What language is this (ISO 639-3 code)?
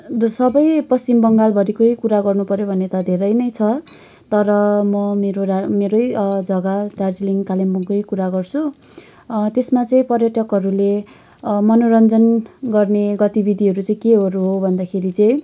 nep